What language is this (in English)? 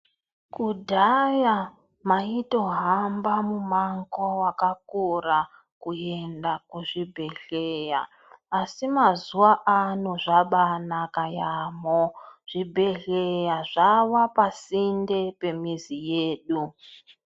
Ndau